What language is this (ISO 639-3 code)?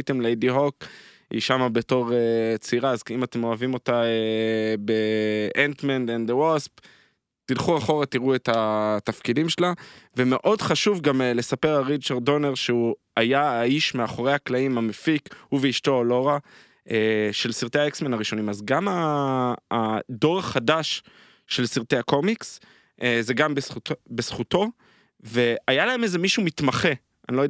heb